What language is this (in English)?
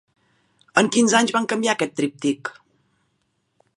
Catalan